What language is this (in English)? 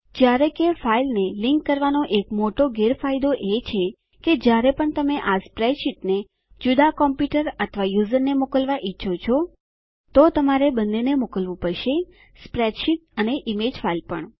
Gujarati